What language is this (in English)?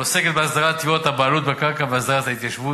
Hebrew